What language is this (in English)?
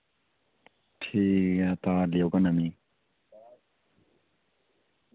Dogri